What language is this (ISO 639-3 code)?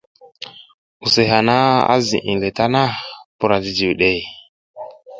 giz